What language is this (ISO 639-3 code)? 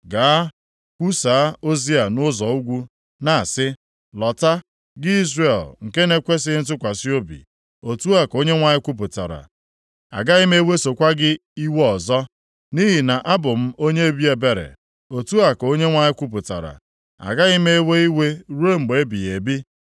ibo